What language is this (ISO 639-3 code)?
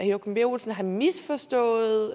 dan